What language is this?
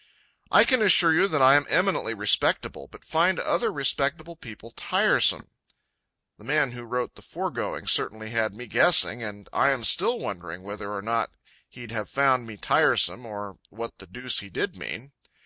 English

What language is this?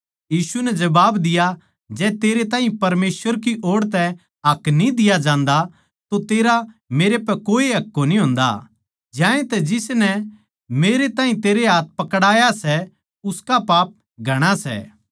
Haryanvi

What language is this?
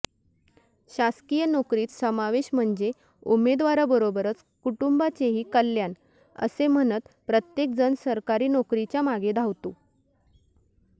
Marathi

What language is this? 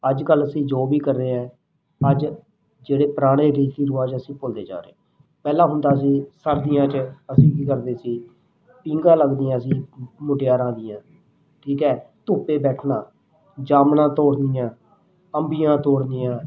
Punjabi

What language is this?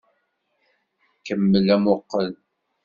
Kabyle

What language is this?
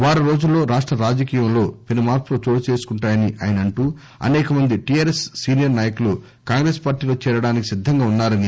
Telugu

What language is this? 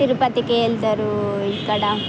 Telugu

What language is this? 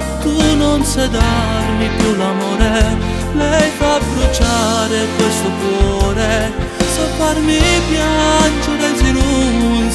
Romanian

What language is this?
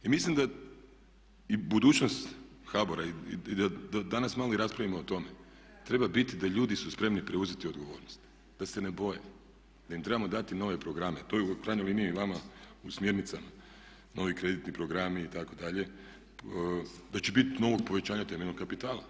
Croatian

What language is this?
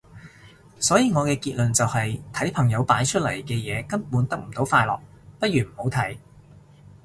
Cantonese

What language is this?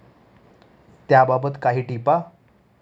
Marathi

